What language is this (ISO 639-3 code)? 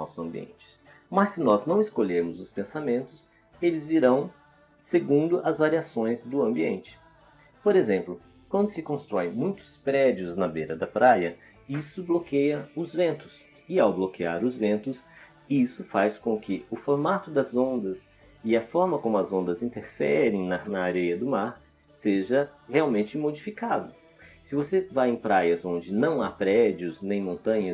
por